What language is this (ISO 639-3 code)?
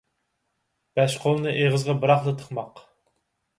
uig